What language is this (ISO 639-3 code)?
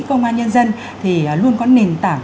vie